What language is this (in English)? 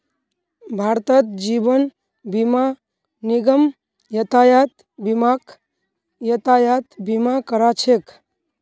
Magahi